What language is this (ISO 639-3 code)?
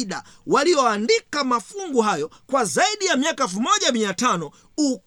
swa